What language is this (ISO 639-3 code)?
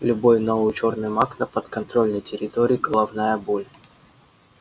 rus